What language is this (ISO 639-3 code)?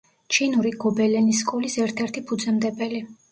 kat